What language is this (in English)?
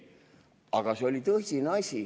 Estonian